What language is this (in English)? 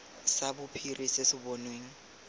Tswana